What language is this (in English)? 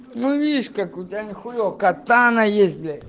Russian